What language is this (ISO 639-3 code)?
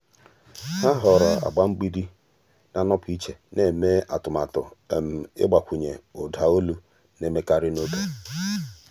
ibo